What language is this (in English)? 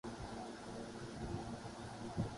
Urdu